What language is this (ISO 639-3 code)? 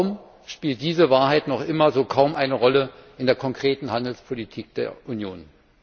deu